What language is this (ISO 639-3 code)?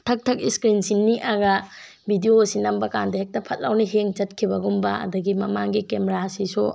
mni